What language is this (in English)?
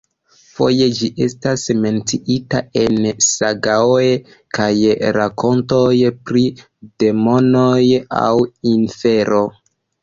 Esperanto